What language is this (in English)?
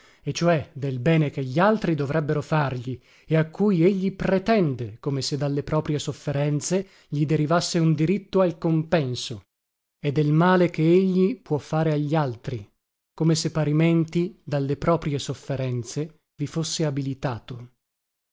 Italian